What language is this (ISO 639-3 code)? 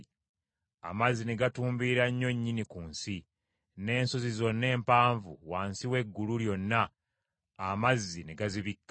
lug